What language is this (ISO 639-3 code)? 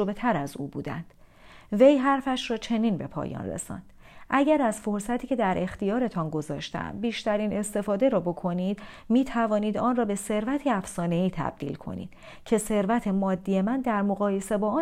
fas